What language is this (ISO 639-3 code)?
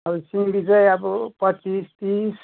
nep